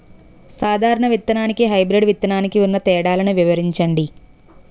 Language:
Telugu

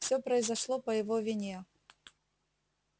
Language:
Russian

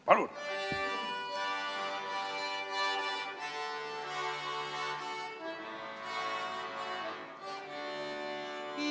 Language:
Estonian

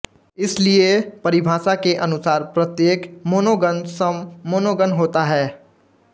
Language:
Hindi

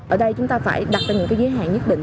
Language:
Vietnamese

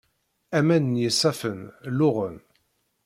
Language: Kabyle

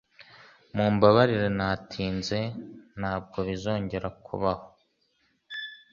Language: Kinyarwanda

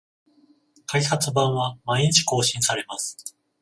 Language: Japanese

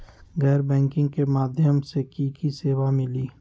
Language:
Magahi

